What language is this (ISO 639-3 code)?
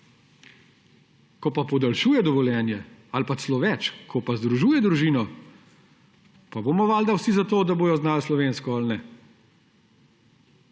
slv